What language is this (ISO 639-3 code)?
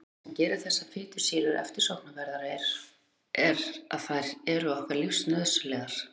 isl